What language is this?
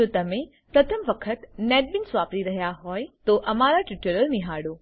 Gujarati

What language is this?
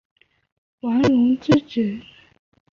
Chinese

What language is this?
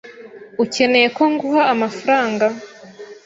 Kinyarwanda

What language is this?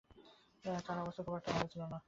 Bangla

